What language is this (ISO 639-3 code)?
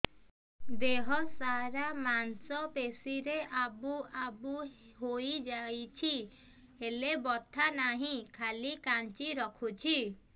ori